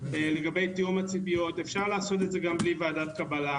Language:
Hebrew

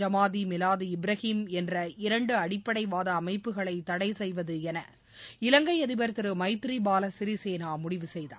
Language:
Tamil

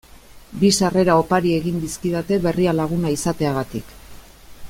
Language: Basque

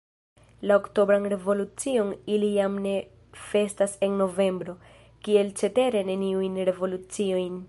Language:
Esperanto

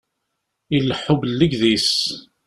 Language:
Kabyle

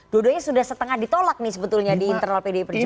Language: Indonesian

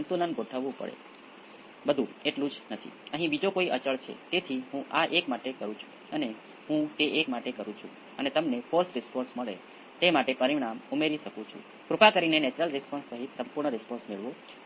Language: Gujarati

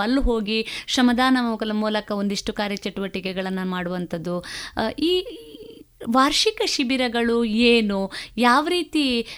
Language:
Kannada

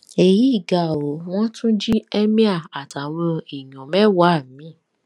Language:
Yoruba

